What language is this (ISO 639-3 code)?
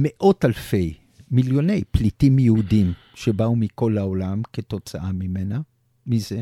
heb